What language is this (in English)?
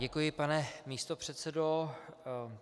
Czech